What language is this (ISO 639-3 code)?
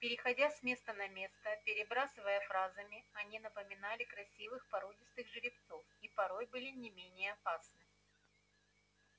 rus